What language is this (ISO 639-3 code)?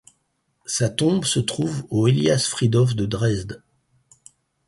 fra